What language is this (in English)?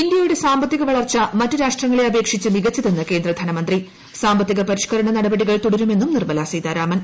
Malayalam